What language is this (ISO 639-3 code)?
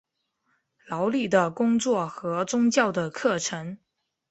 zho